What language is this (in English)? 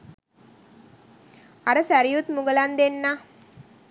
Sinhala